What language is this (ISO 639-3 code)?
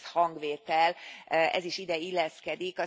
hun